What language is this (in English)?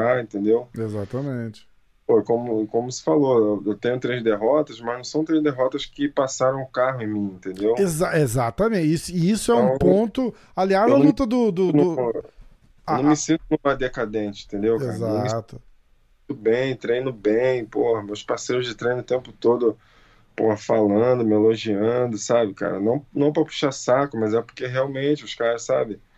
Portuguese